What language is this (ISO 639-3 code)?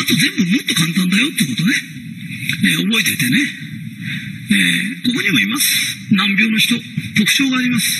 jpn